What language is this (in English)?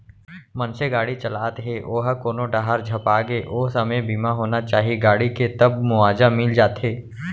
Chhattisgarhi